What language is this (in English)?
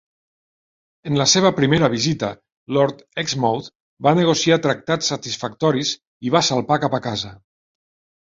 Catalan